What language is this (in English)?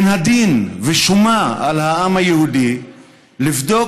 Hebrew